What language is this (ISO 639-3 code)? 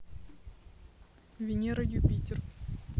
rus